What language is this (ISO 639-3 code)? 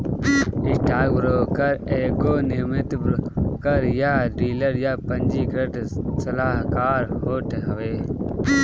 bho